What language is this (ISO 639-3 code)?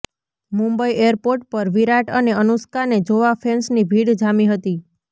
guj